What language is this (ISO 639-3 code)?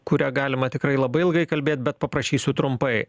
lit